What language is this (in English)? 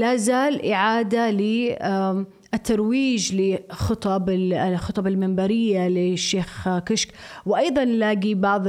Arabic